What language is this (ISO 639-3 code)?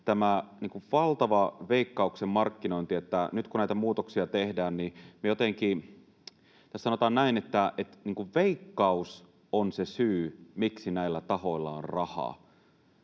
fin